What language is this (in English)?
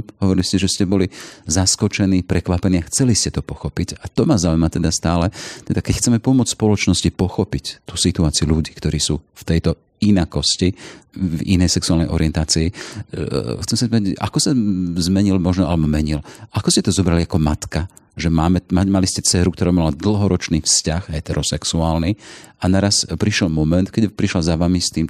Slovak